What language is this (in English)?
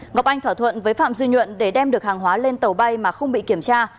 Vietnamese